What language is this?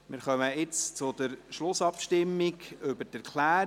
Swiss German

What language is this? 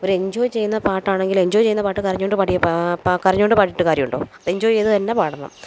Malayalam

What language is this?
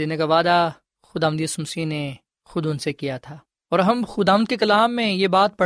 Urdu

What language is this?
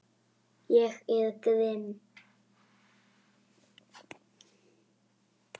Icelandic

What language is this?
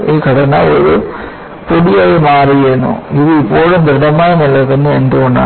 Malayalam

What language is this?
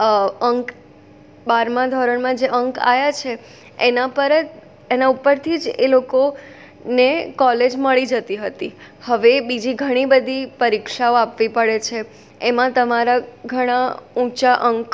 Gujarati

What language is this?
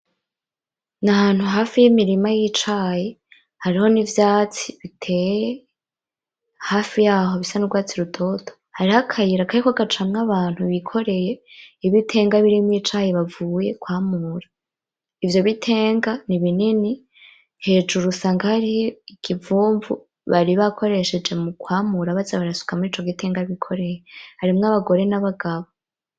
Rundi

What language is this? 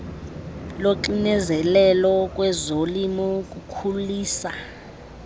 Xhosa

